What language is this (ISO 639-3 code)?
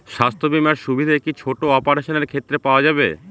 ben